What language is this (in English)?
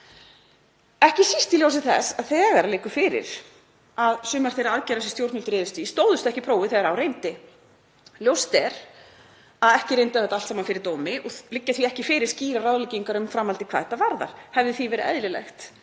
Icelandic